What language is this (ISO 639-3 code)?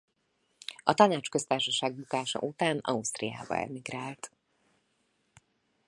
hun